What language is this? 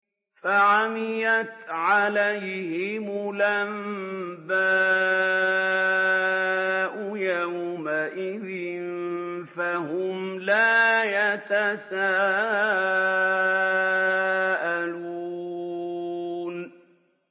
Arabic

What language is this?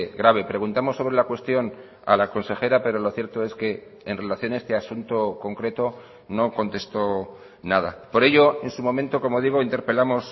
Spanish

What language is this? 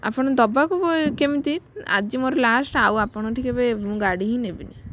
Odia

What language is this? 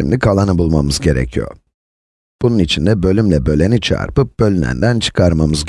Turkish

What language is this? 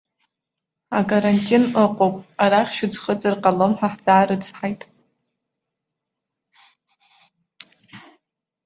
Abkhazian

